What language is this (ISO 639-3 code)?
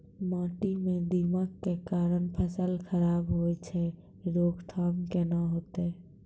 mai